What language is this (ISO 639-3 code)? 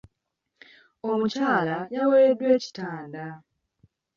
lug